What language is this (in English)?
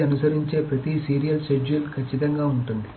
Telugu